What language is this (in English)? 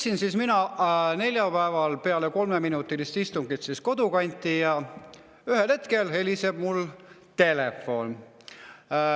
Estonian